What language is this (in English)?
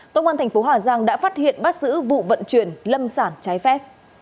Vietnamese